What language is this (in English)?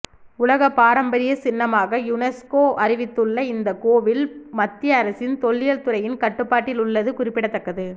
Tamil